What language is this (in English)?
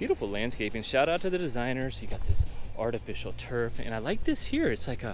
English